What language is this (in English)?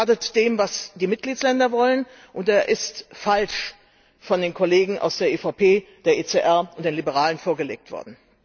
German